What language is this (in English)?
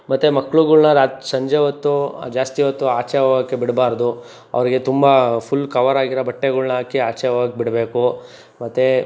Kannada